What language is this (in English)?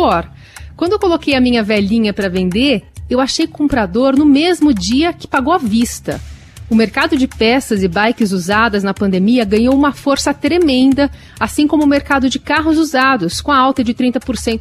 Portuguese